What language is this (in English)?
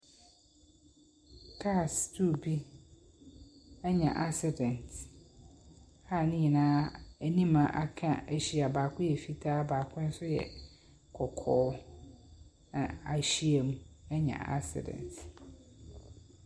Akan